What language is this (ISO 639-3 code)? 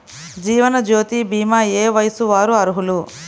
tel